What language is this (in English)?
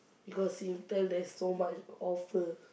English